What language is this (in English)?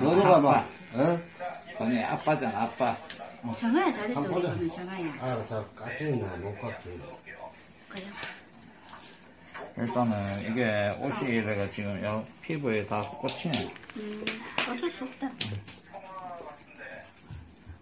Korean